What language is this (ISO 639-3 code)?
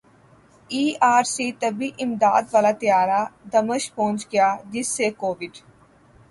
urd